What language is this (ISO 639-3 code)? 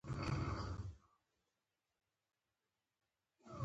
pus